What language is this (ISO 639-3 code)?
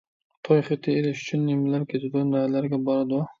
uig